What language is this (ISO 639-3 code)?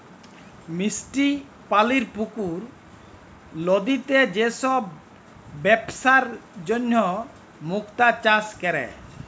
ben